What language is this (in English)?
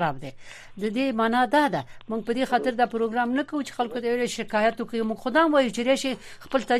Persian